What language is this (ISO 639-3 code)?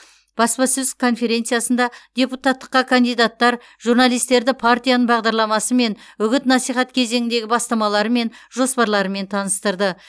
kaz